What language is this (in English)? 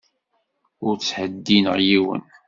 Kabyle